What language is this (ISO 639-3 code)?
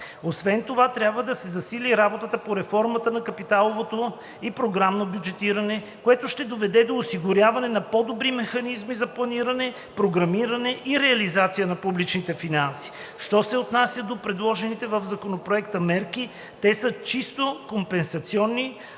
bul